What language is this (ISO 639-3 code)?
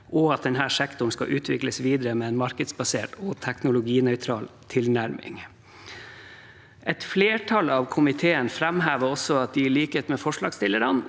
nor